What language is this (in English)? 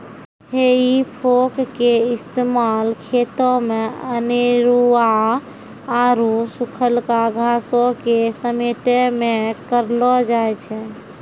Maithili